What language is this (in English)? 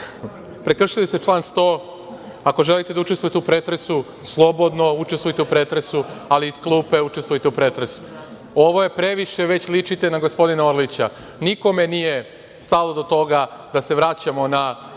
Serbian